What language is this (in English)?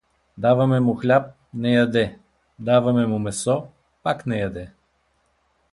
Bulgarian